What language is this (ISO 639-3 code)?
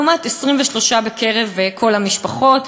heb